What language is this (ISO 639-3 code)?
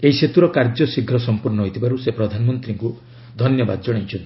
ori